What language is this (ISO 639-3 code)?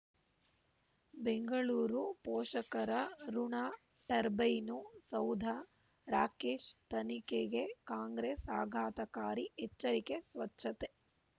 kan